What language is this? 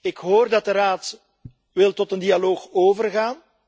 Dutch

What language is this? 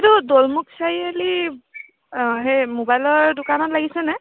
Assamese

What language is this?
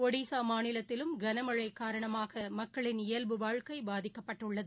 Tamil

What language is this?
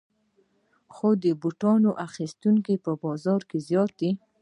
Pashto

